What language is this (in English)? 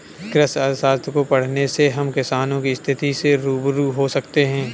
Hindi